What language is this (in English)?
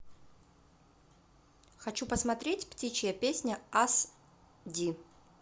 Russian